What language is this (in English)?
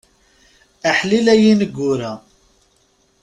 Kabyle